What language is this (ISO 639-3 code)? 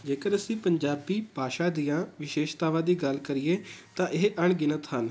pan